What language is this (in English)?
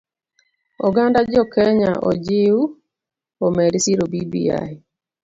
Luo (Kenya and Tanzania)